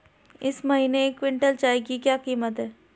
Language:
Hindi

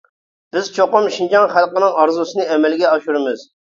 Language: Uyghur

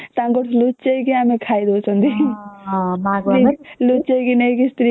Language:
Odia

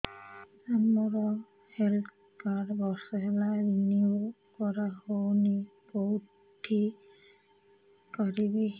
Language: Odia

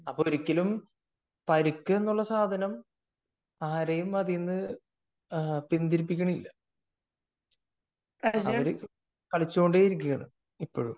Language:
Malayalam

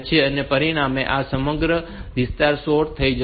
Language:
Gujarati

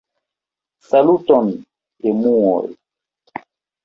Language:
Esperanto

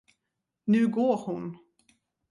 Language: Swedish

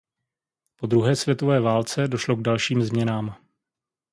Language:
Czech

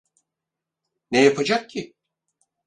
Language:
Turkish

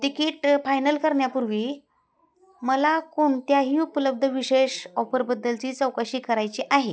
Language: Marathi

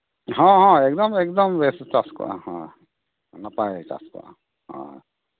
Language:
Santali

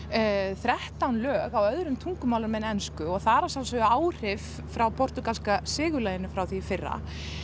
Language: Icelandic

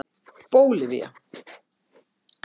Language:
Icelandic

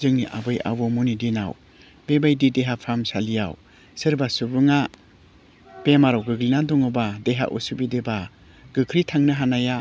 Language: Bodo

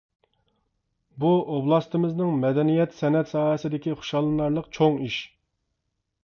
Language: Uyghur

